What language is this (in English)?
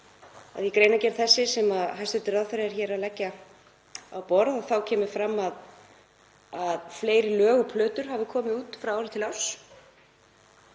Icelandic